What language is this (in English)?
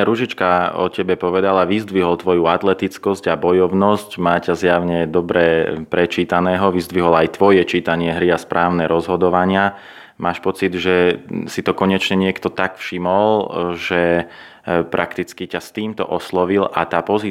Slovak